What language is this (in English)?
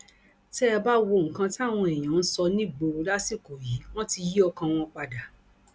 Yoruba